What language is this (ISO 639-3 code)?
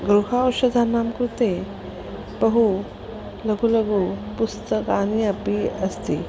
san